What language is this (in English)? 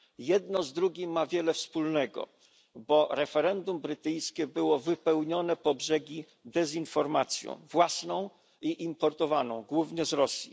Polish